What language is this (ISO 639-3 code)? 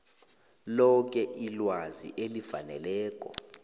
nbl